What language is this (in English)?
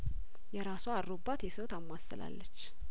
Amharic